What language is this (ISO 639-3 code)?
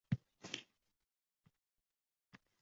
uzb